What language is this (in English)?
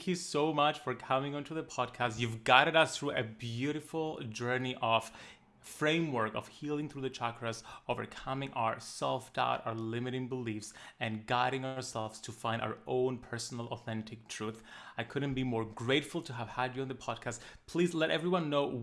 English